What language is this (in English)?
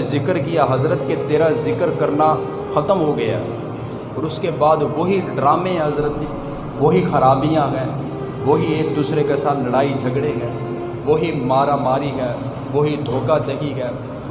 Urdu